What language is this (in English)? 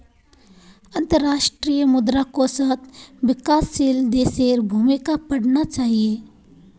Magahi